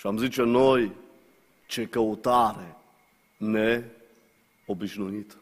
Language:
Romanian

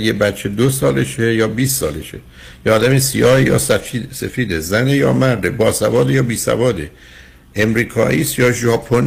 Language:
Persian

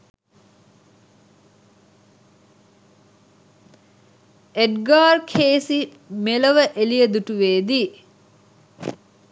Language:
Sinhala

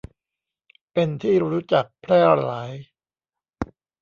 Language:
Thai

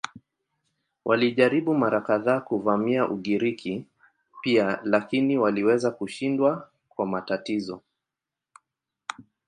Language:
Swahili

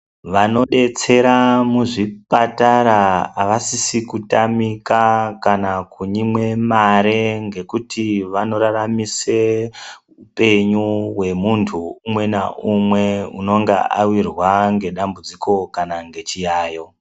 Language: Ndau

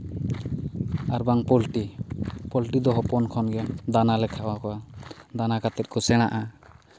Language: Santali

